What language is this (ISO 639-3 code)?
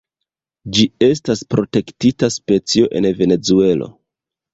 epo